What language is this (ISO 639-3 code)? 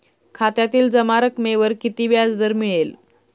mar